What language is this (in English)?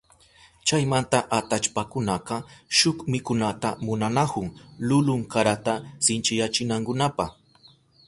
Southern Pastaza Quechua